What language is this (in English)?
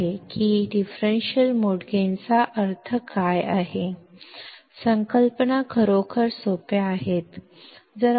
Kannada